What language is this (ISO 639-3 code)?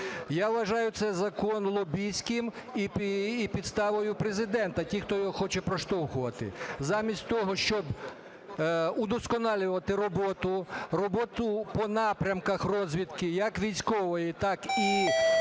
ukr